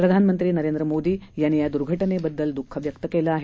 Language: Marathi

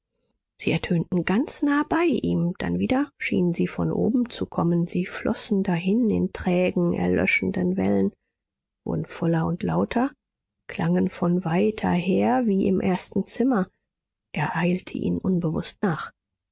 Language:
German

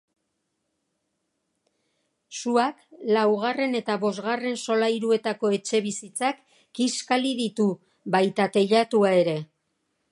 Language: Basque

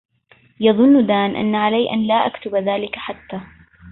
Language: Arabic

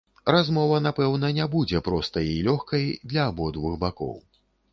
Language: Belarusian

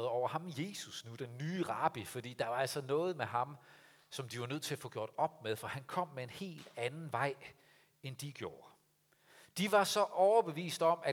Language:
Danish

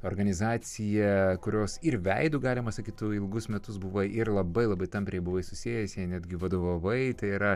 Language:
Lithuanian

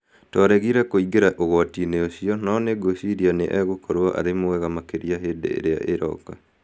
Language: Kikuyu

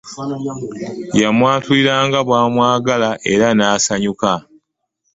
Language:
Ganda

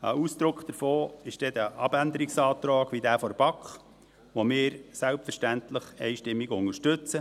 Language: Swiss German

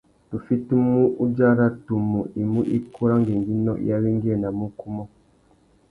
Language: Tuki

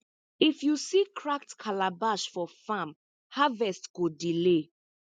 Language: Nigerian Pidgin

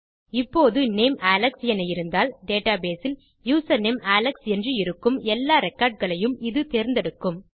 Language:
Tamil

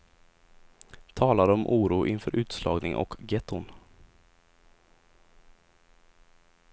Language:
Swedish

